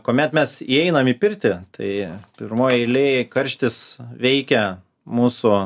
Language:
Lithuanian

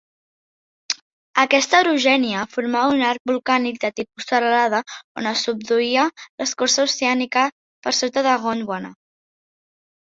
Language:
Catalan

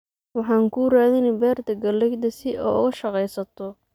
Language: Somali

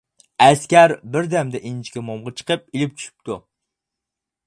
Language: Uyghur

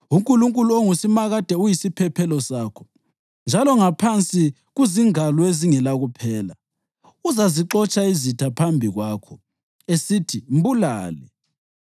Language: North Ndebele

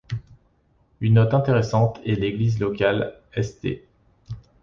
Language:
French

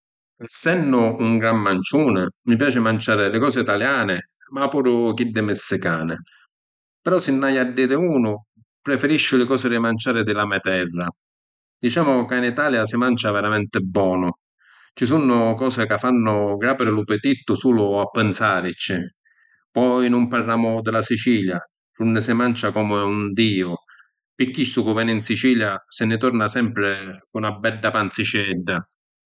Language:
Sicilian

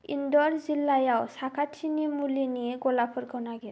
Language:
Bodo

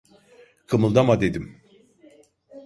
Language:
Turkish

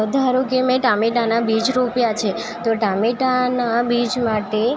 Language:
Gujarati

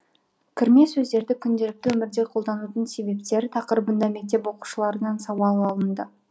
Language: Kazakh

